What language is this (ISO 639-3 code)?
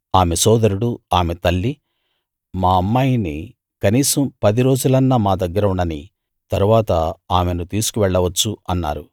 tel